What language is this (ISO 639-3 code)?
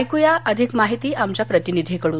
mar